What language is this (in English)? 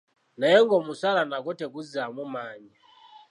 Ganda